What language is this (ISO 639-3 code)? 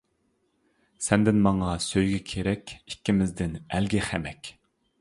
uig